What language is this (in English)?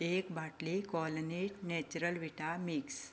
Konkani